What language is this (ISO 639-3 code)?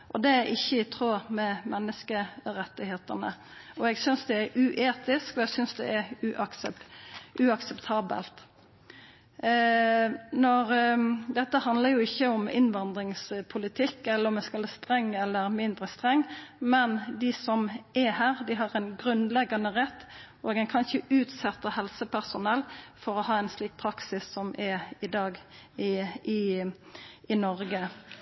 nno